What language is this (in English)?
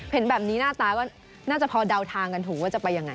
Thai